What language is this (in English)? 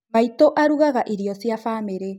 Kikuyu